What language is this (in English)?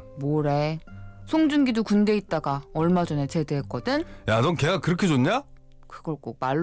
Korean